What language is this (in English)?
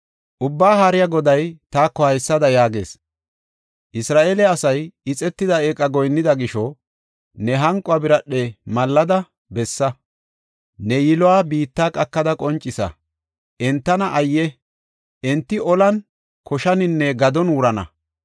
Gofa